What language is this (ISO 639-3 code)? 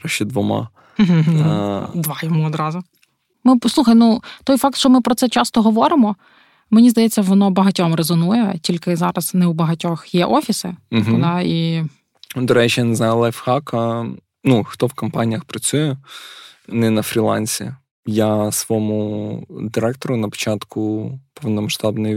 ukr